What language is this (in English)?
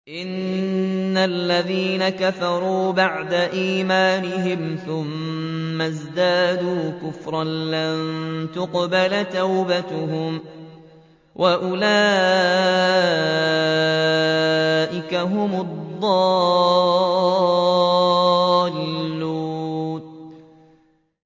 Arabic